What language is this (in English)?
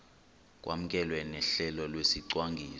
Xhosa